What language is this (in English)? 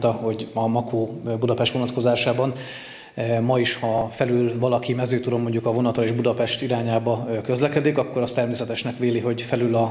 Hungarian